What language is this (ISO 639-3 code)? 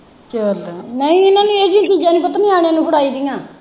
pan